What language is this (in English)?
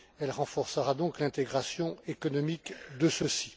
French